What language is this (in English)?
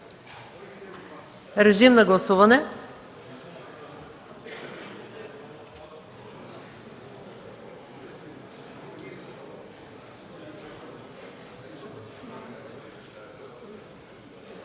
Bulgarian